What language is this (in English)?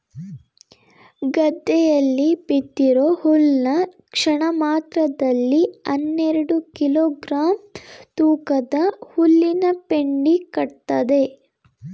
Kannada